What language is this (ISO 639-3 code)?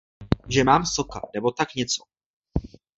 ces